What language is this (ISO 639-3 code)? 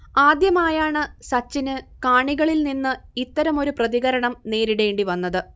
mal